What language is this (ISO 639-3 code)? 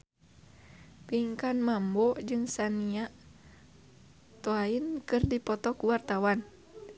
sun